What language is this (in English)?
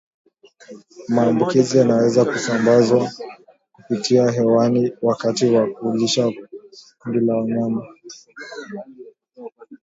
Swahili